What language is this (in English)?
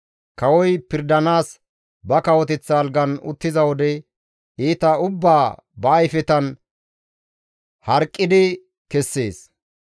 Gamo